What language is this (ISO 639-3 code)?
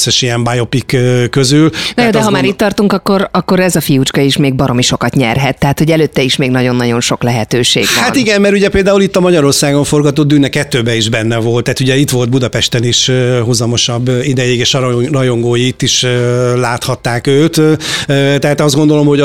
hun